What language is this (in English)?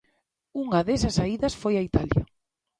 Galician